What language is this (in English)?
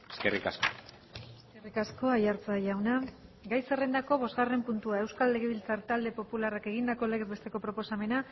Basque